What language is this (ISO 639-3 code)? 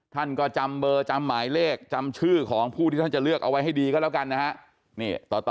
tha